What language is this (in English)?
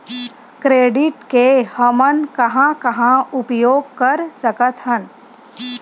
Chhattisgarhi